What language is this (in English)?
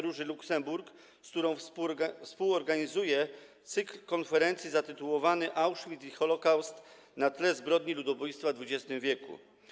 Polish